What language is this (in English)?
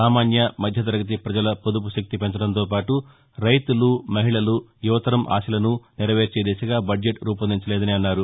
Telugu